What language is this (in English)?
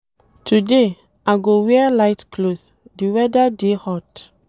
Nigerian Pidgin